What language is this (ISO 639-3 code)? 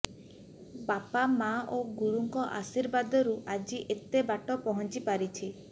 ori